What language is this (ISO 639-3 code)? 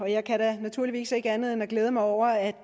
dan